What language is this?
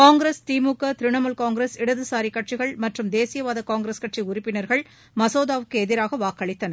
Tamil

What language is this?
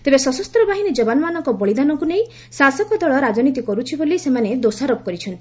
Odia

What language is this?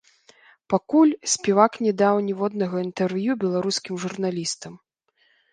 Belarusian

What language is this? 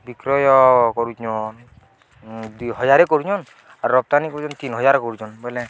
Odia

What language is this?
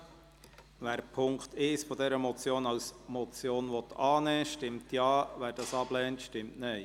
Swiss German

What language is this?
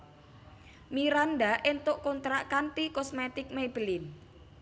Javanese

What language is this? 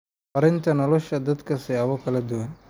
Somali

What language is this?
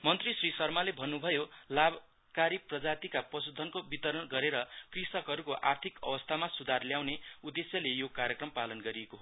Nepali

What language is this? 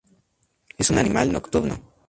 Spanish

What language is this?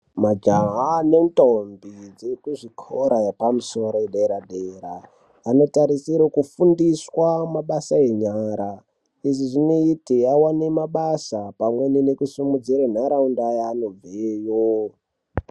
Ndau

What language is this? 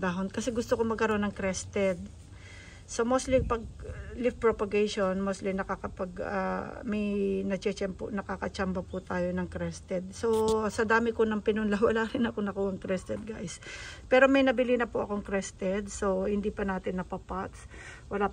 Filipino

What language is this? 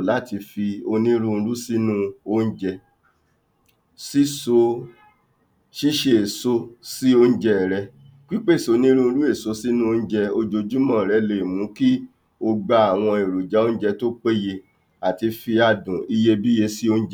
Yoruba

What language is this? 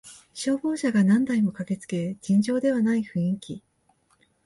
Japanese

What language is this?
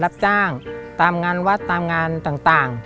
Thai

